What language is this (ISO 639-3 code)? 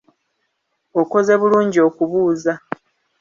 lug